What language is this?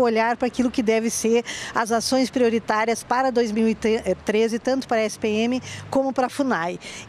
Portuguese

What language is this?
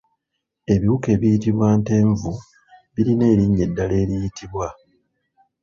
Ganda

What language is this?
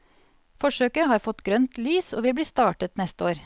Norwegian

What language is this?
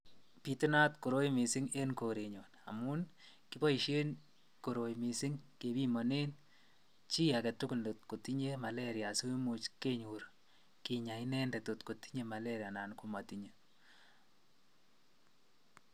Kalenjin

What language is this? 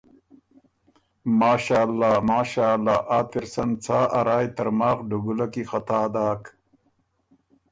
Ormuri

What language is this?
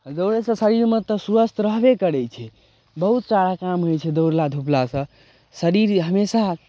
Maithili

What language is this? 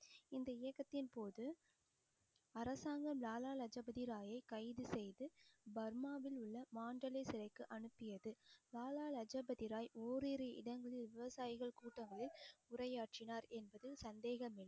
Tamil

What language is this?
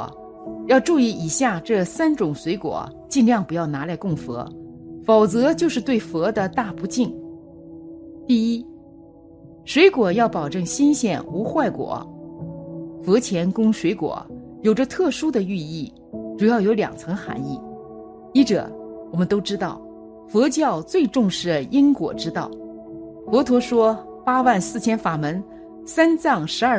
Chinese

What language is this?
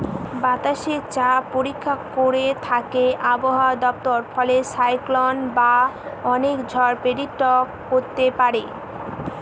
Bangla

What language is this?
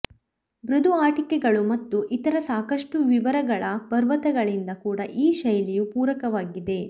Kannada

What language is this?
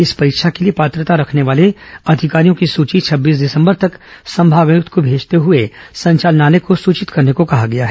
Hindi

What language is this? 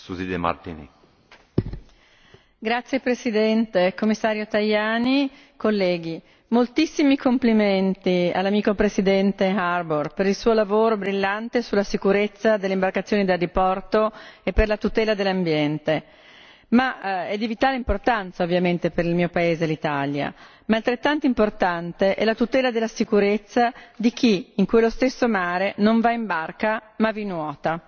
Italian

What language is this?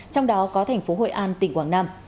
Vietnamese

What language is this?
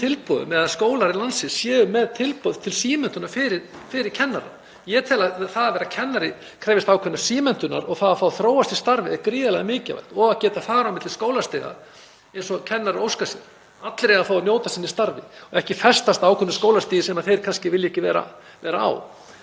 Icelandic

